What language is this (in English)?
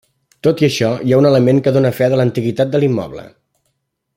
Catalan